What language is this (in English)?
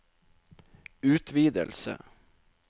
Norwegian